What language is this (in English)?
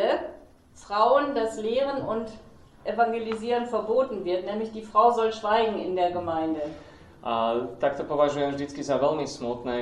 Slovak